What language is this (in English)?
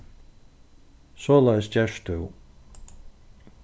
Faroese